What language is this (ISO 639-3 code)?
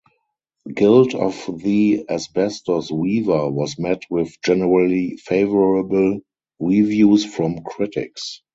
eng